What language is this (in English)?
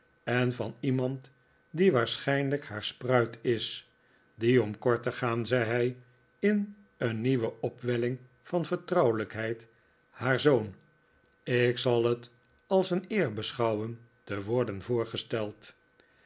Dutch